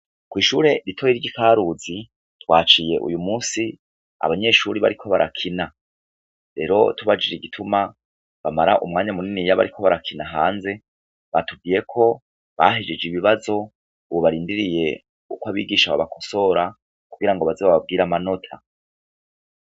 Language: Rundi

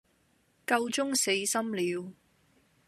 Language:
Cantonese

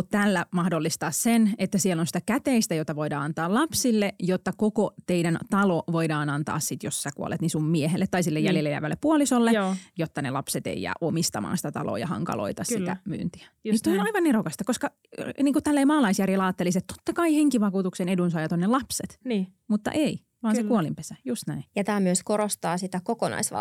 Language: Finnish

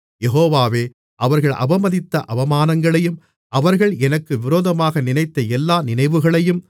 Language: Tamil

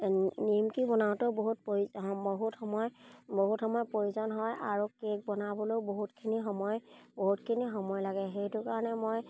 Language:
Assamese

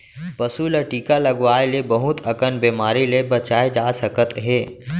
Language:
Chhattisgarhi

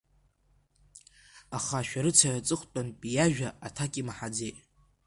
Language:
Abkhazian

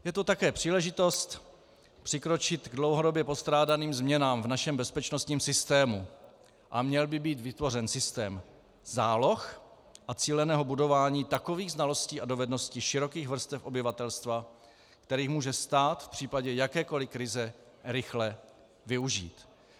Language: Czech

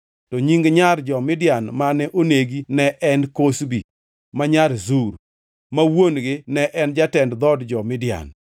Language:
Luo (Kenya and Tanzania)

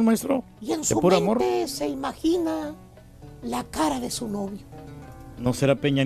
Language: Spanish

